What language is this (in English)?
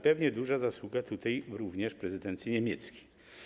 Polish